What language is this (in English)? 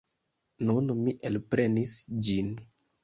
Esperanto